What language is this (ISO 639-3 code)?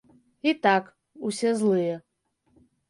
bel